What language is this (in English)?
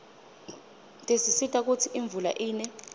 Swati